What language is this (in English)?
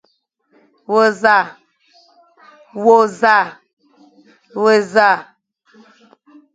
Fang